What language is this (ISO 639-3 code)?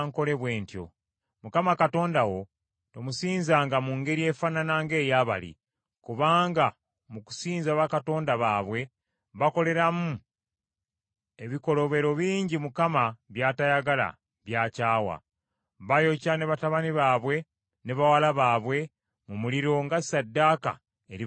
lug